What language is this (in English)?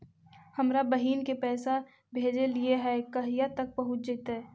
Magahi